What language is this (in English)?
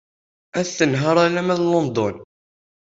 Kabyle